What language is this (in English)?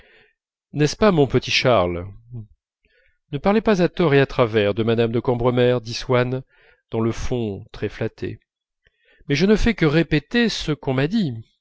French